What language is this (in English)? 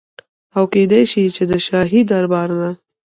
Pashto